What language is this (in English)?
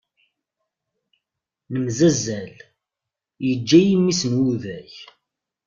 Kabyle